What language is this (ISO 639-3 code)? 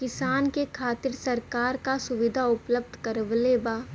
bho